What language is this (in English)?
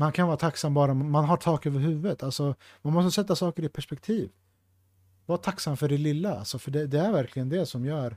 Swedish